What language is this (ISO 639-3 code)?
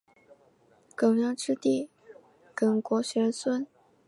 zho